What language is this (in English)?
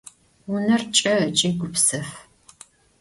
Adyghe